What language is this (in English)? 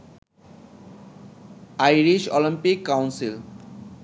Bangla